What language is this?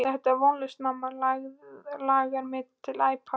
Icelandic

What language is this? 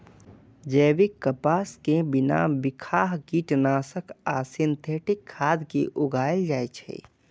Maithili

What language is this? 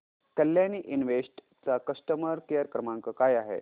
Marathi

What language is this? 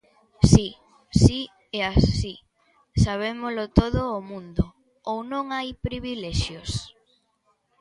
Galician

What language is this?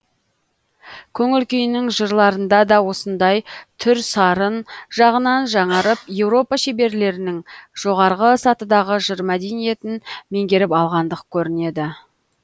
Kazakh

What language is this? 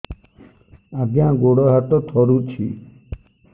Odia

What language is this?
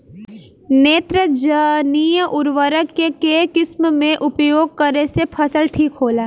Bhojpuri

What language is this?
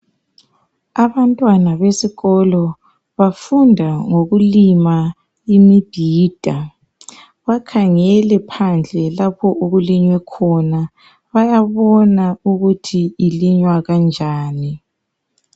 North Ndebele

